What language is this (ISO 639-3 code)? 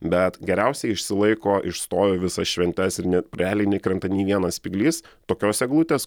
lit